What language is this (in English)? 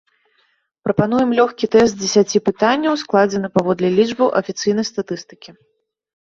Belarusian